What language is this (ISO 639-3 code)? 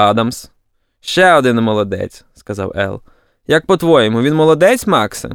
ukr